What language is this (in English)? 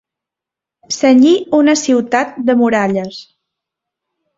Catalan